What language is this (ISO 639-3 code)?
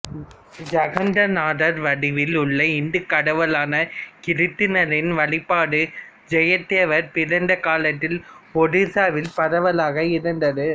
tam